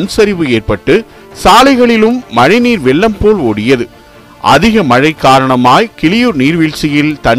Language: Tamil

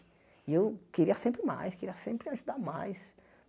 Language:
Portuguese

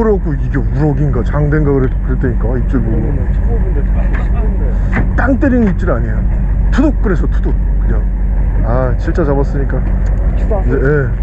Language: Korean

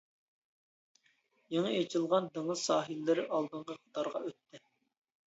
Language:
Uyghur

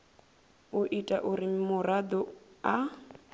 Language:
Venda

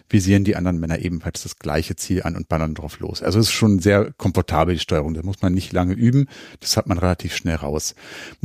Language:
German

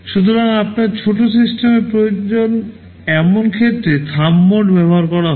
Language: Bangla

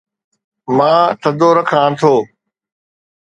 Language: Sindhi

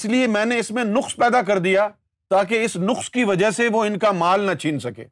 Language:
Urdu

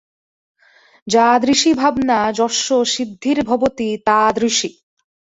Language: Bangla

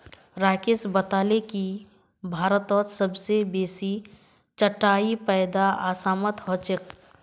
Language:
Magahi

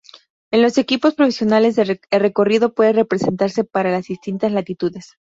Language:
Spanish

